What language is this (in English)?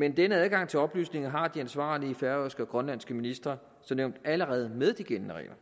Danish